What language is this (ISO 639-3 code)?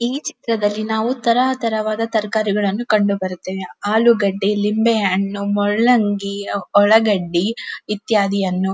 kan